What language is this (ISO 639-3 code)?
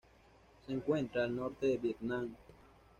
spa